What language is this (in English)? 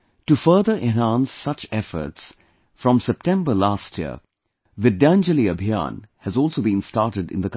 English